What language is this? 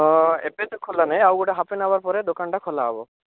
Odia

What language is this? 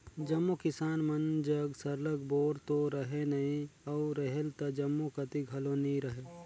Chhattisgarhi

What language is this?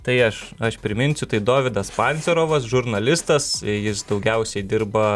Lithuanian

